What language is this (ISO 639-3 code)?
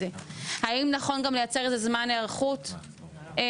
heb